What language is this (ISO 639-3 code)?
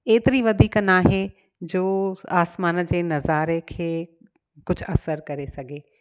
snd